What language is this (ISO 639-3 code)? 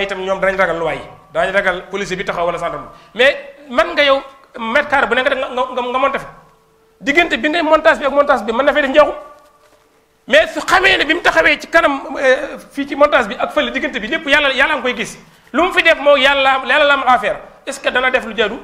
ind